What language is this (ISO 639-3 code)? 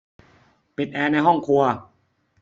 tha